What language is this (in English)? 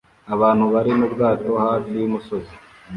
Kinyarwanda